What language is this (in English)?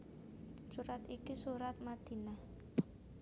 Javanese